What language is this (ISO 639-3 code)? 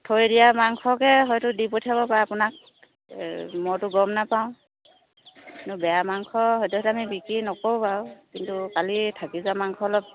asm